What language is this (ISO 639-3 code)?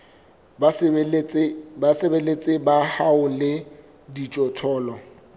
sot